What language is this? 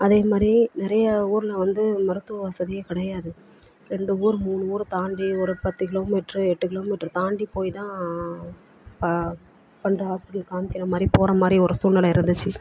Tamil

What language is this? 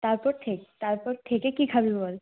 Bangla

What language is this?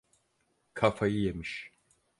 Turkish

